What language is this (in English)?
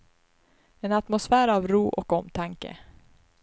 Swedish